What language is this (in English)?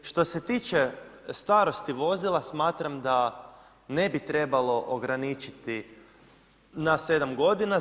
Croatian